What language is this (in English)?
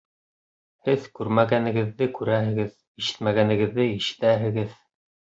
Bashkir